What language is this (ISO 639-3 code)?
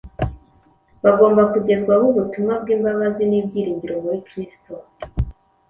kin